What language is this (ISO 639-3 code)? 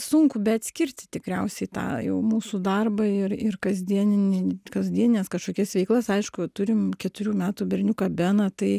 lit